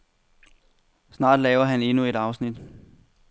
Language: Danish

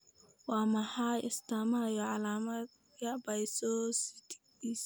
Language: Somali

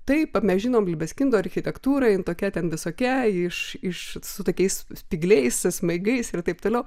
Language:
Lithuanian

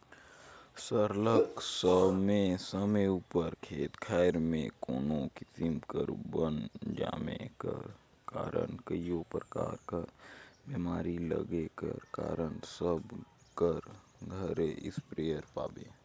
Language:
Chhattisgarhi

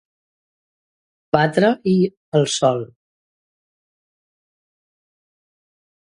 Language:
Catalan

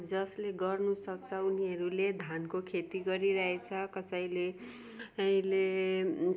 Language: Nepali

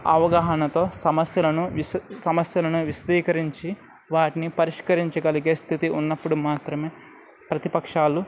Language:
Telugu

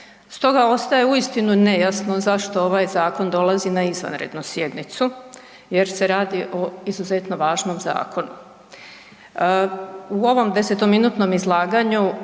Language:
Croatian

